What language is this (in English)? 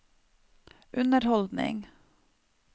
Norwegian